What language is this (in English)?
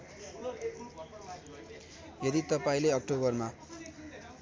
Nepali